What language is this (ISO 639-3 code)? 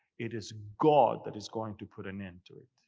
eng